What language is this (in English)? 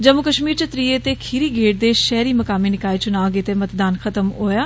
Dogri